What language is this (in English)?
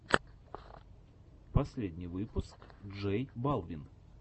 Russian